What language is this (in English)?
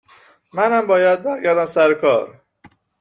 Persian